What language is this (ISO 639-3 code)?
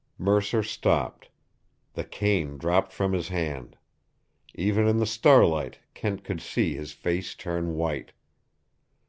eng